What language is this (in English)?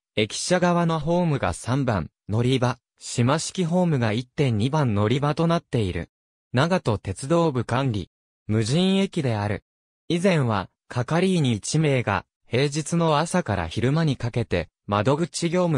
Japanese